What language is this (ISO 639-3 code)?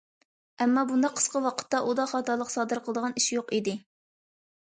uig